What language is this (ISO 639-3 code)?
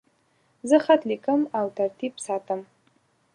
pus